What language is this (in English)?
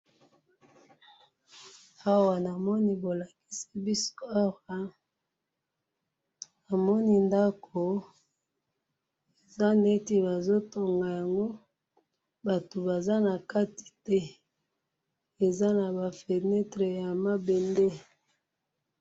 Lingala